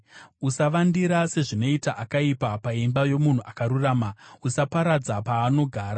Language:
Shona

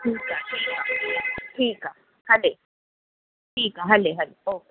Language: Sindhi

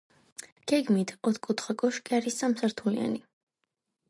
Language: Georgian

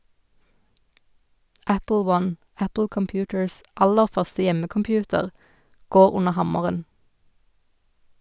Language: Norwegian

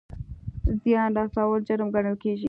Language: Pashto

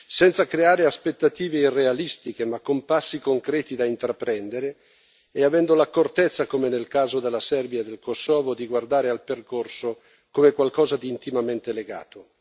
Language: Italian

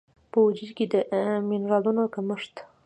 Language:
Pashto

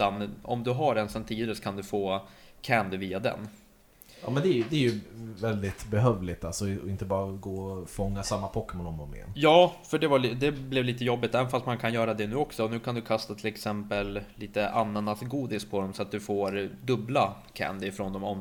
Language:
Swedish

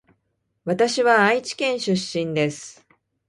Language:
Japanese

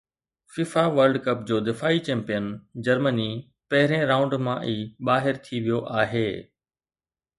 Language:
Sindhi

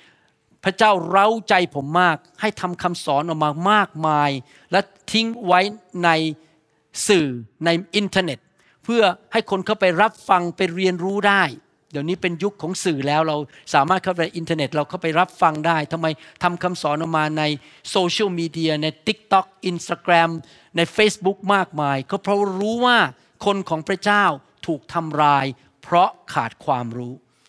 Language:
Thai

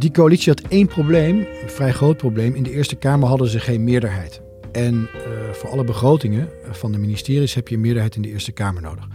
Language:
Dutch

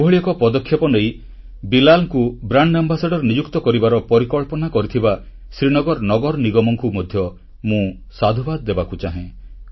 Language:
Odia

